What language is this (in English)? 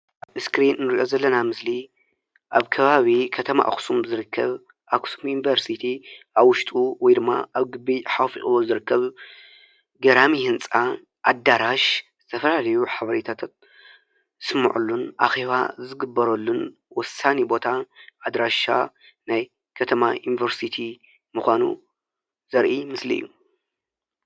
Tigrinya